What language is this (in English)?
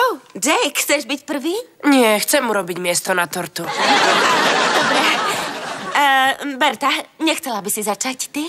Slovak